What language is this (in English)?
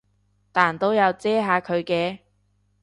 Cantonese